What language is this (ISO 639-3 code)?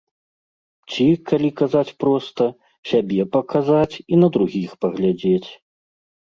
bel